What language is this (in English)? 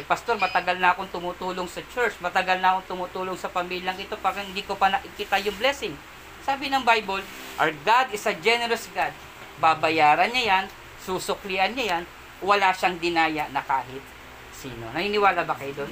Filipino